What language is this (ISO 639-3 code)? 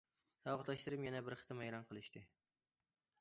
uig